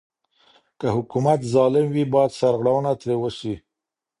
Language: Pashto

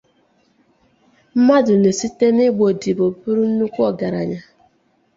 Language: Igbo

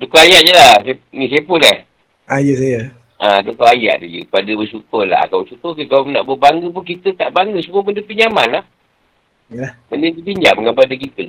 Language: Malay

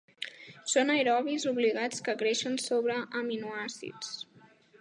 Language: Catalan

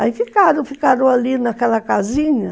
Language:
Portuguese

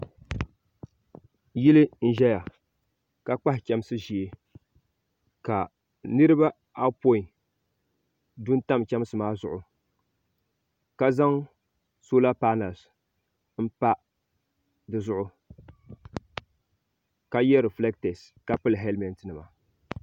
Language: Dagbani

